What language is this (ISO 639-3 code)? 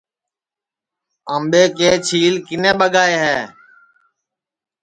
ssi